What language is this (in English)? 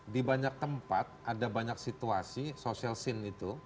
Indonesian